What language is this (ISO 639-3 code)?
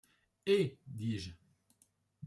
fra